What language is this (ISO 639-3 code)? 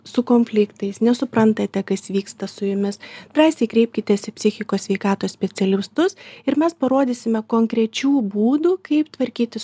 lit